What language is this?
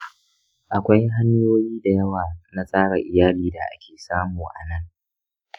Hausa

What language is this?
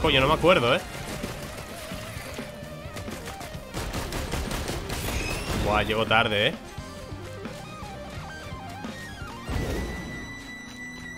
Spanish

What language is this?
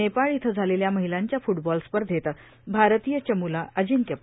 Marathi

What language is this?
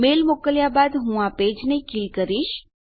Gujarati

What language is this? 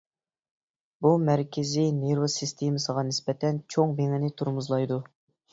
Uyghur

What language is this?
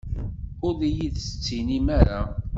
Kabyle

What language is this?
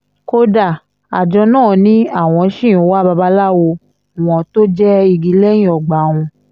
Yoruba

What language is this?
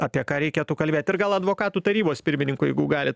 Lithuanian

